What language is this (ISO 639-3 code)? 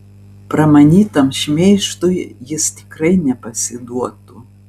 lit